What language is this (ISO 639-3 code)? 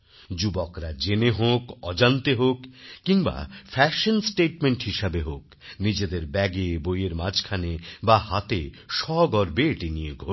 ben